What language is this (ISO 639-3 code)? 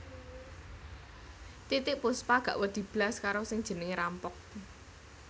jav